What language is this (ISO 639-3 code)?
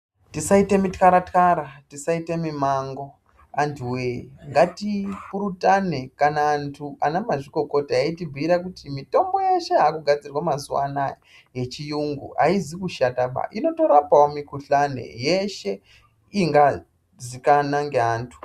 ndc